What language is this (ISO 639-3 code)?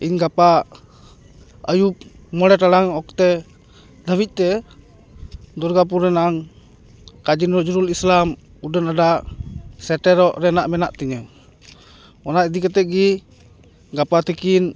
sat